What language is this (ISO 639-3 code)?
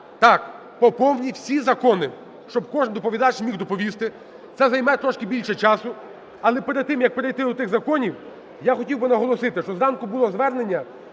ukr